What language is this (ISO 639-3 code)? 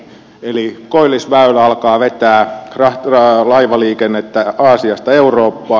fin